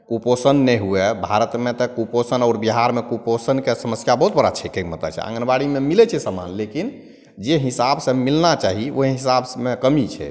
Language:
Maithili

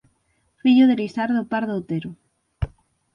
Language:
Galician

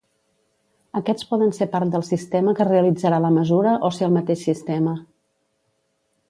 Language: Catalan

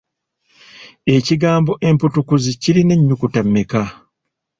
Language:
Ganda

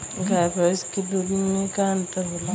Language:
Bhojpuri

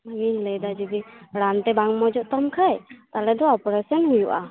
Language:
Santali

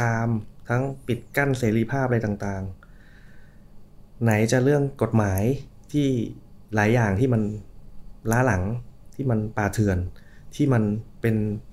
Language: Thai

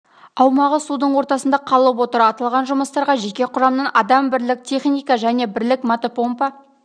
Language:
Kazakh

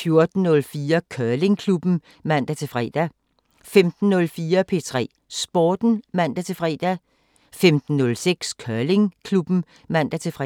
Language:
Danish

